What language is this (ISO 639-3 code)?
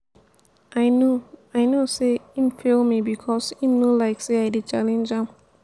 pcm